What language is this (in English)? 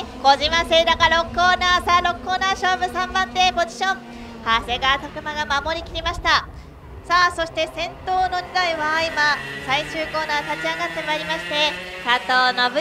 Japanese